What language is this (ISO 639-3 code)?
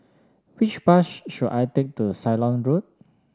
eng